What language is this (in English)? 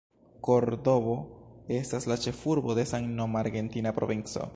Esperanto